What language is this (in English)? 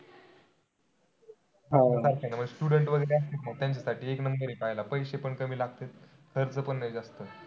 Marathi